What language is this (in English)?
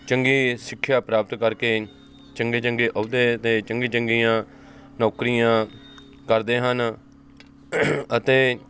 Punjabi